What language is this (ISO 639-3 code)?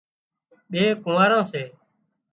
kxp